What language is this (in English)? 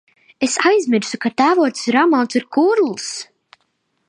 Latvian